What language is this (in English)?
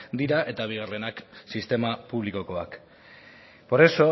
Basque